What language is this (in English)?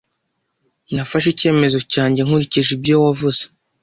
Kinyarwanda